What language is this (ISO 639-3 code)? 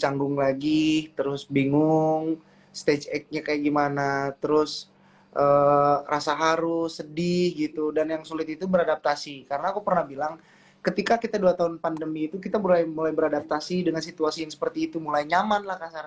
ind